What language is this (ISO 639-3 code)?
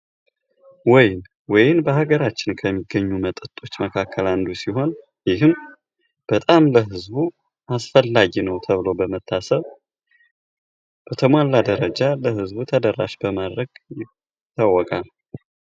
amh